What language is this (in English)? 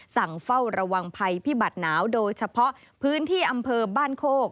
Thai